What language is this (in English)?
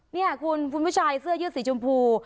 Thai